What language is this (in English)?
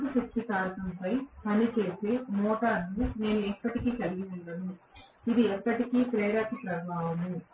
Telugu